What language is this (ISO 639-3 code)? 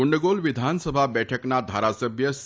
guj